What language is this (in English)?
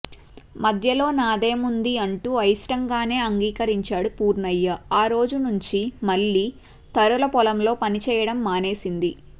Telugu